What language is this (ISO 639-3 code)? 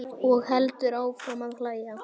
isl